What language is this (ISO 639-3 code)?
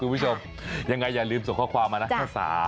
tha